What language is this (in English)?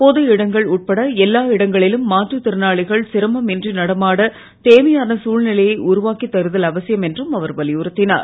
Tamil